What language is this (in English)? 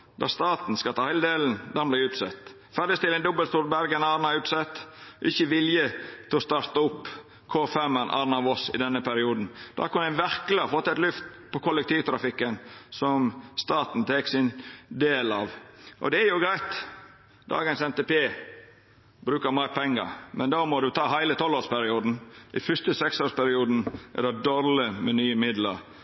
Norwegian Nynorsk